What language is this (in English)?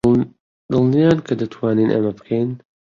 Central Kurdish